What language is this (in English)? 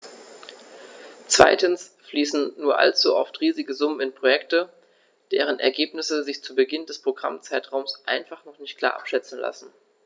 German